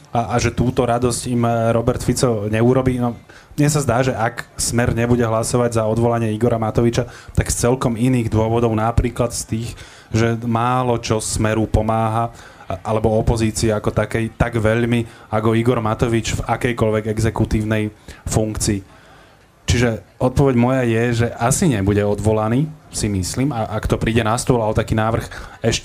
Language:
Slovak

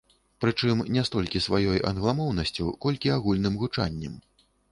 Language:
Belarusian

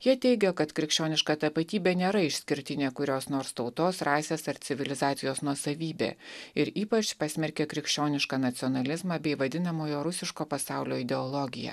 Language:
Lithuanian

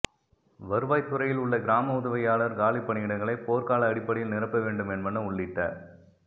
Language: Tamil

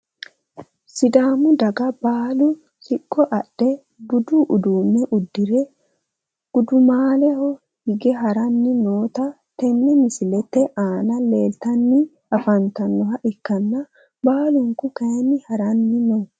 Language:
Sidamo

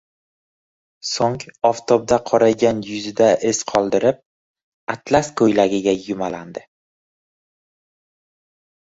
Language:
Uzbek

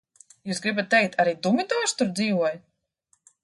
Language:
Latvian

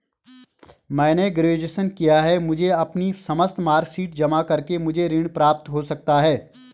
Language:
Hindi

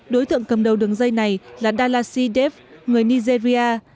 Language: Vietnamese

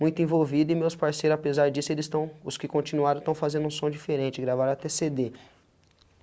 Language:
Portuguese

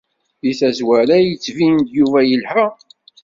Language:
Kabyle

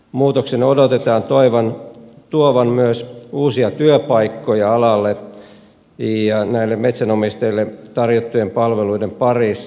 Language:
Finnish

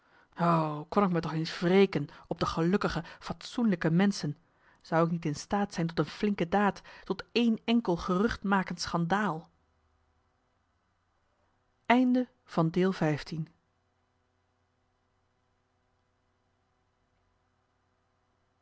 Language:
Dutch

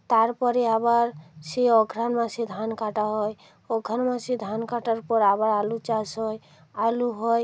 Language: Bangla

